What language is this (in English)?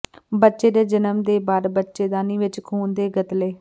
Punjabi